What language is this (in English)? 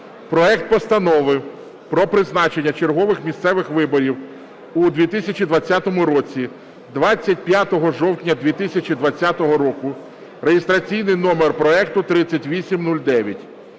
Ukrainian